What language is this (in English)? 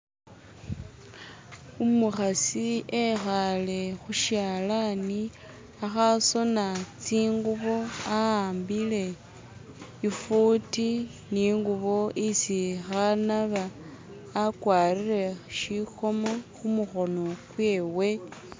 Masaaba